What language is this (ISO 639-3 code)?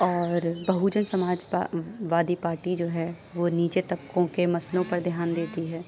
urd